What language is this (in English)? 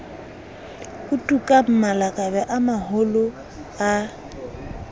Southern Sotho